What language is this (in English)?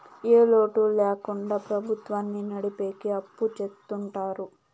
Telugu